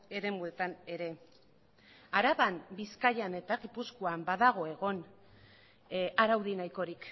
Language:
Basque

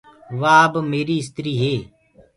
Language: Gurgula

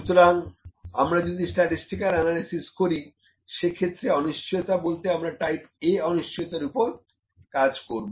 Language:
Bangla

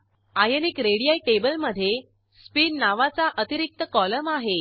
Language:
Marathi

